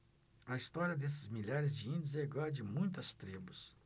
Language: Portuguese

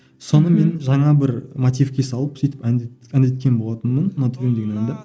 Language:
Kazakh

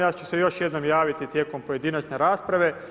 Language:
Croatian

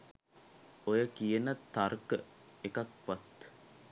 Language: Sinhala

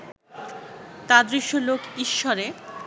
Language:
Bangla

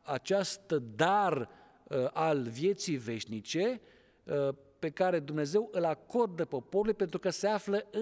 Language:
Romanian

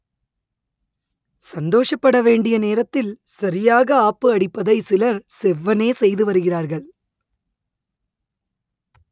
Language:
Tamil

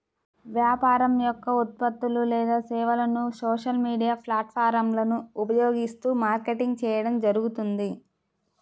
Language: Telugu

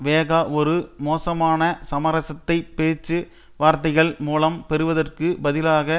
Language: Tamil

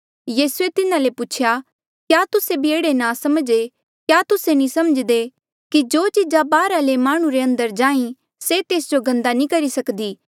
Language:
Mandeali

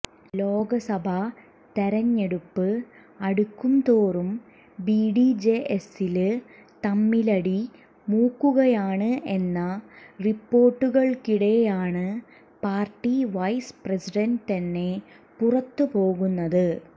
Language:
Malayalam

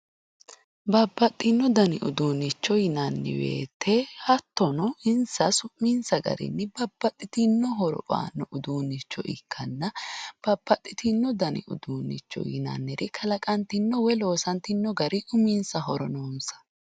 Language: Sidamo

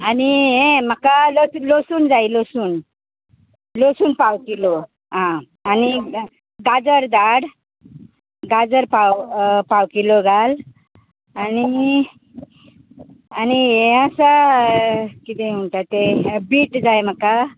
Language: Konkani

